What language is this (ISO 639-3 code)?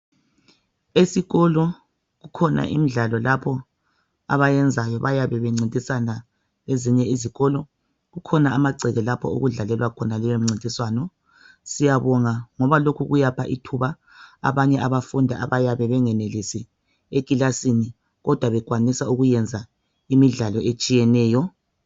nde